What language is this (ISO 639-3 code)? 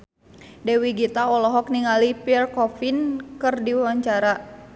sun